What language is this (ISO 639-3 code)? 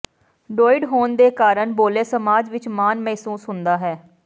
pan